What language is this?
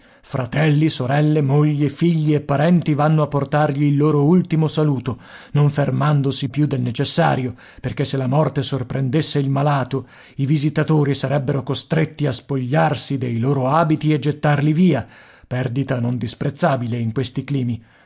Italian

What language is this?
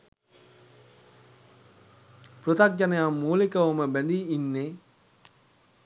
Sinhala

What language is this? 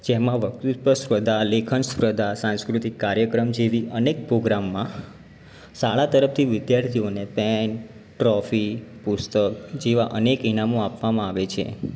Gujarati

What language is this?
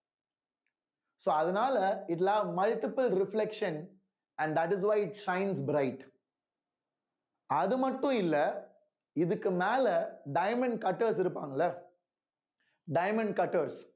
Tamil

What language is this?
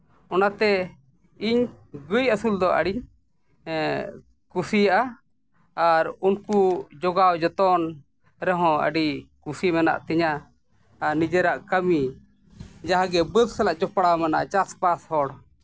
Santali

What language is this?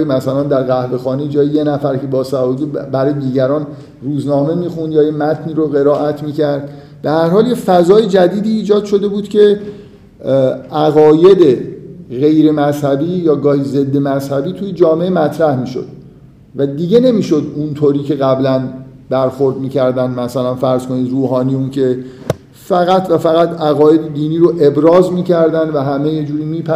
Persian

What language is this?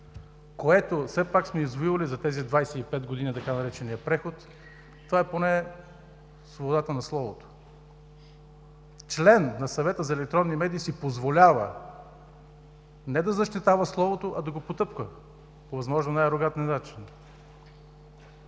Bulgarian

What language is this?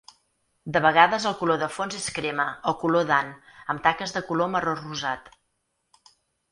Catalan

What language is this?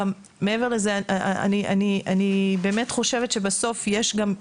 Hebrew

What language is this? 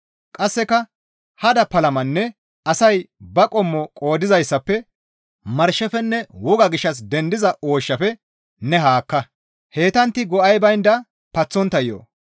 Gamo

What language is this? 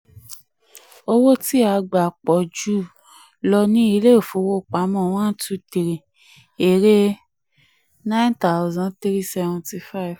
Yoruba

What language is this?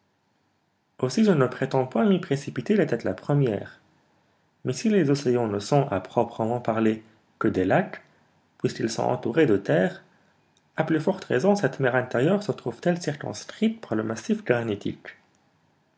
French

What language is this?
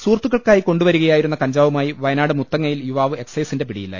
Malayalam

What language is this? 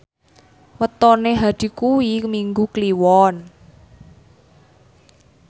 Javanese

